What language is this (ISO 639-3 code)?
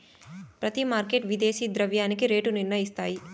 tel